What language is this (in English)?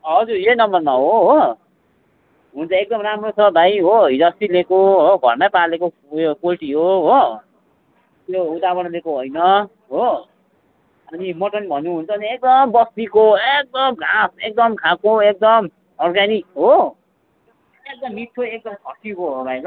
Nepali